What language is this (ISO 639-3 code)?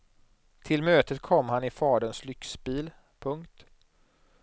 swe